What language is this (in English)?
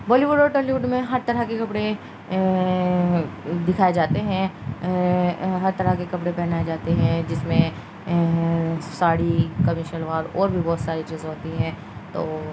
Urdu